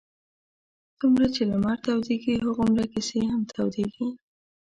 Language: Pashto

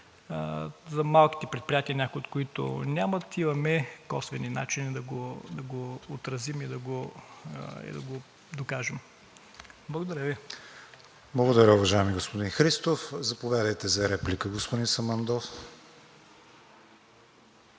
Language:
Bulgarian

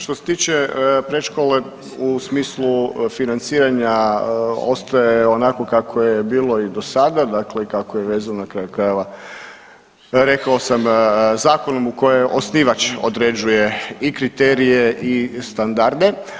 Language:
Croatian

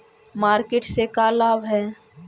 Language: Magahi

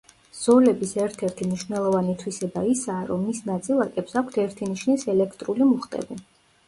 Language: Georgian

